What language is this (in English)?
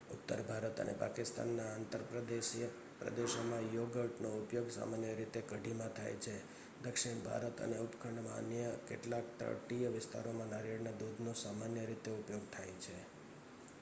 Gujarati